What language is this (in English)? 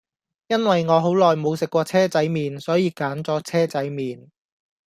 Cantonese